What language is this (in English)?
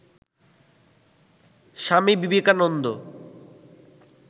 Bangla